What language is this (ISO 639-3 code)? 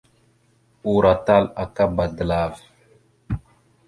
mxu